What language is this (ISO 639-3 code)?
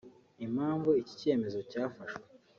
kin